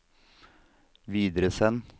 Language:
Norwegian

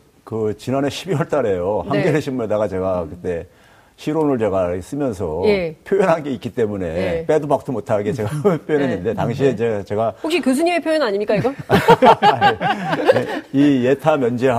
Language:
Korean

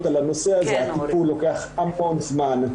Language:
Hebrew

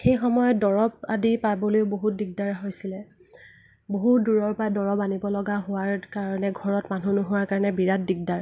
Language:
Assamese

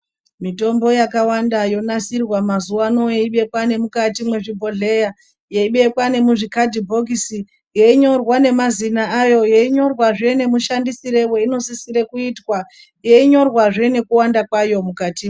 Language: Ndau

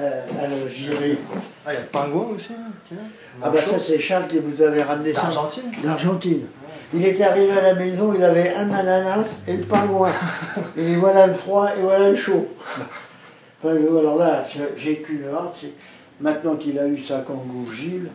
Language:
French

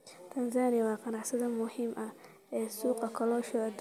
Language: Somali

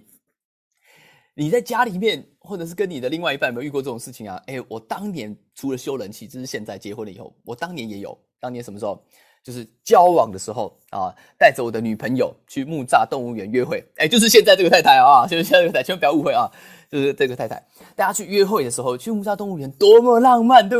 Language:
Chinese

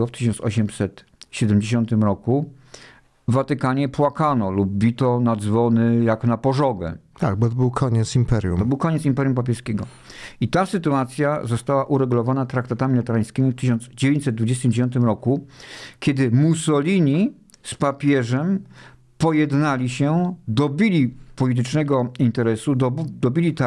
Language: Polish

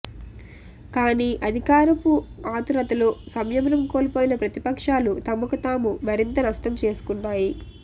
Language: Telugu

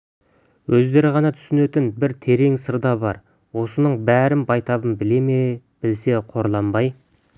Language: Kazakh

